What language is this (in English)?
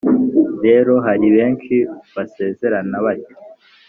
Kinyarwanda